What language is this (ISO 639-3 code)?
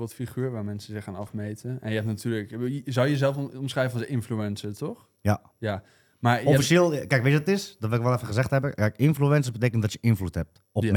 nld